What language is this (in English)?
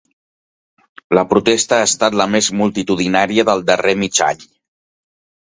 Catalan